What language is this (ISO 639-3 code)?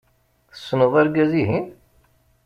kab